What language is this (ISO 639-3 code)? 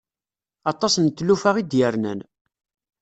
kab